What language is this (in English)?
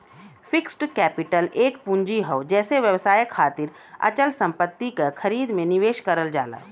Bhojpuri